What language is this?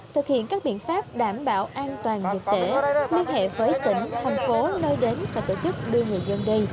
Vietnamese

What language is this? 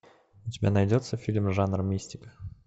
Russian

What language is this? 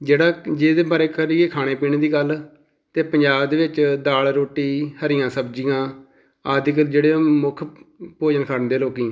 Punjabi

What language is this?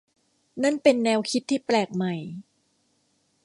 Thai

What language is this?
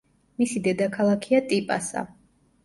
Georgian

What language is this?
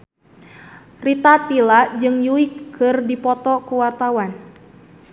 Sundanese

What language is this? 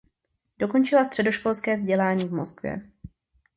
Czech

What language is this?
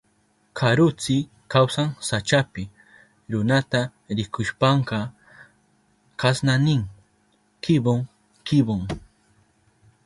Southern Pastaza Quechua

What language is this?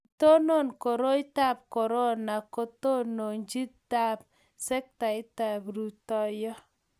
Kalenjin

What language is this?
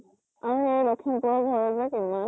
Assamese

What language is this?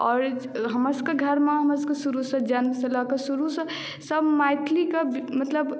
Maithili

